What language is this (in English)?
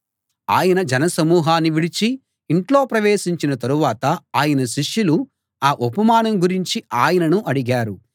Telugu